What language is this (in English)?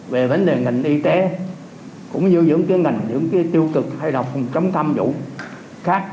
Vietnamese